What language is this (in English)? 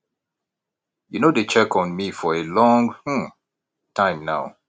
Nigerian Pidgin